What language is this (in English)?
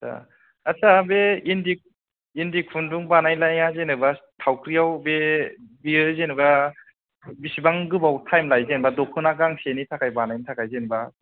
Bodo